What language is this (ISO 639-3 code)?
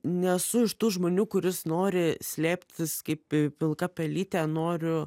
lit